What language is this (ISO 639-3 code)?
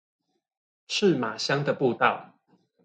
zho